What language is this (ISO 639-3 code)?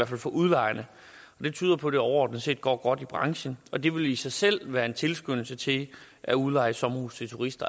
dan